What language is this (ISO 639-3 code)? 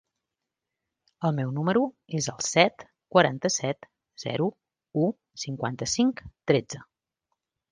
cat